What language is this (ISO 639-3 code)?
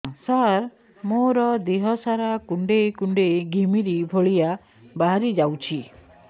ori